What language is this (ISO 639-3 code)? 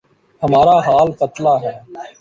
urd